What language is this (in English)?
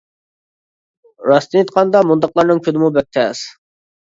Uyghur